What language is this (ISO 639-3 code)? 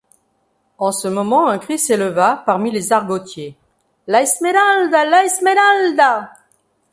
fra